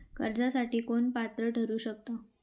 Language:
Marathi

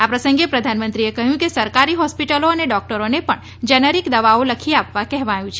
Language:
Gujarati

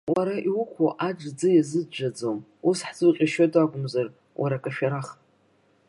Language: Abkhazian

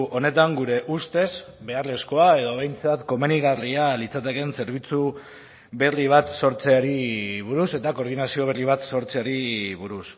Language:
Basque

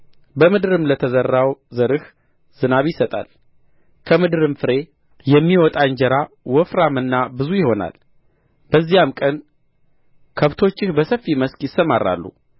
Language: Amharic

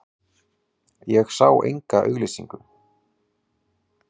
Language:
Icelandic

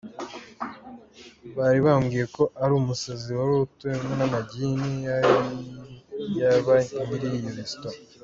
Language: Kinyarwanda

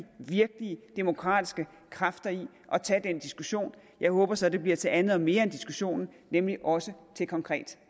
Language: Danish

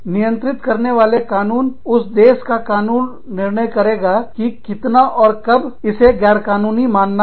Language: Hindi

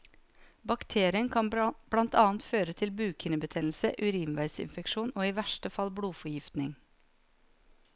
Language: Norwegian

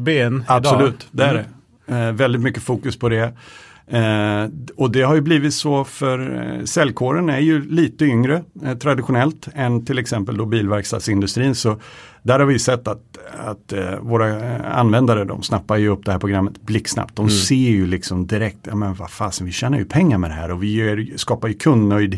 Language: Swedish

